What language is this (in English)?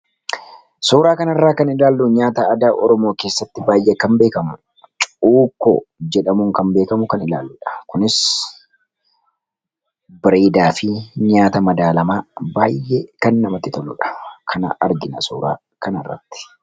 Oromo